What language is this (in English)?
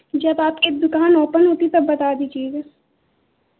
Hindi